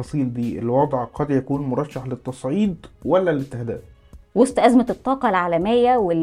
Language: Arabic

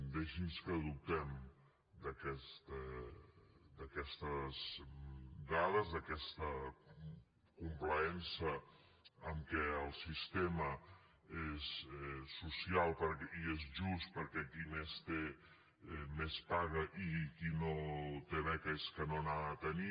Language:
Catalan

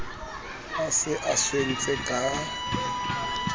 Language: Southern Sotho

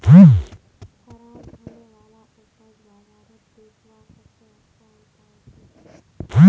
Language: Magahi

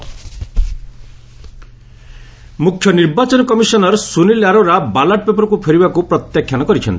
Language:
Odia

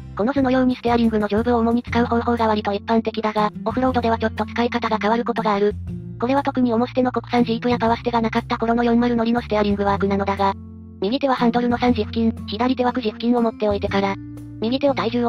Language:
Japanese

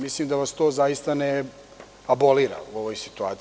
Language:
Serbian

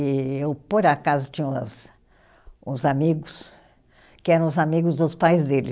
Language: Portuguese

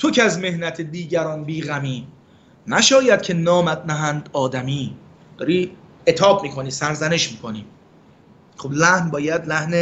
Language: Persian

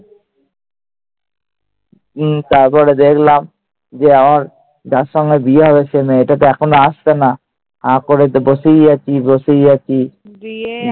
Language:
Bangla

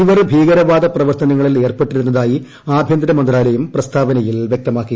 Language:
Malayalam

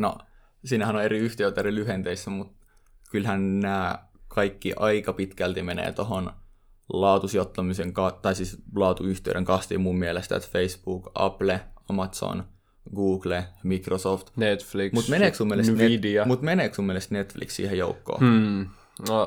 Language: Finnish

